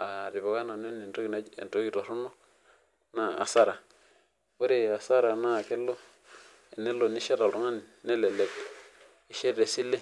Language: Masai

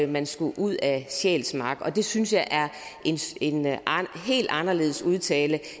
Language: Danish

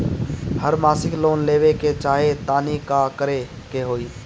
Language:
Bhojpuri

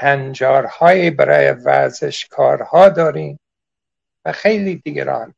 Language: Persian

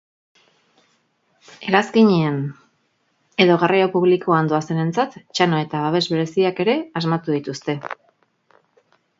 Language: Basque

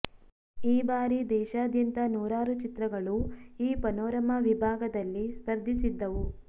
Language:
Kannada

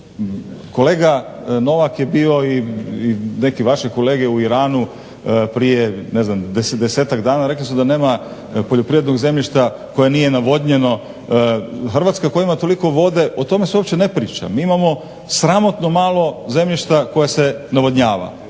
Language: Croatian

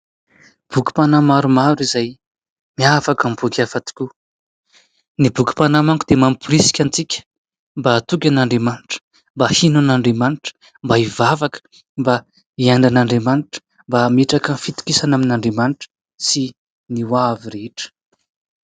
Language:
Malagasy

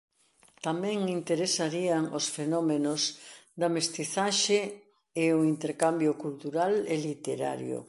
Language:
Galician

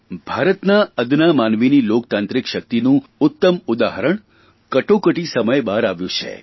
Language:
Gujarati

